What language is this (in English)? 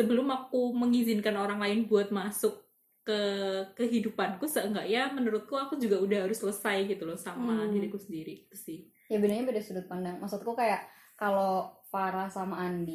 Indonesian